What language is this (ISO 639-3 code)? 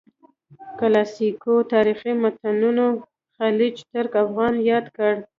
pus